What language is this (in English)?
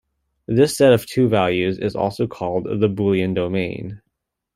English